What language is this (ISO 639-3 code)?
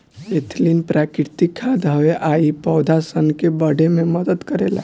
bho